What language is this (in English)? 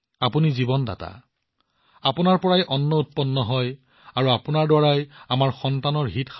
Assamese